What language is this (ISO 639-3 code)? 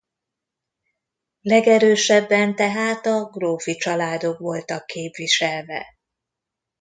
hun